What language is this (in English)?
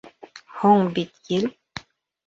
Bashkir